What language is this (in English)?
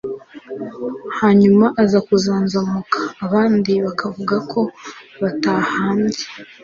Kinyarwanda